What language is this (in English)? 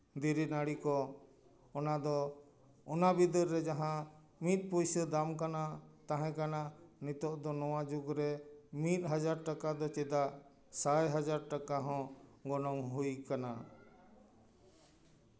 Santali